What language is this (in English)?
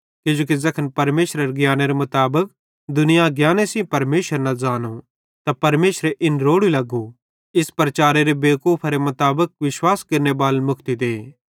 Bhadrawahi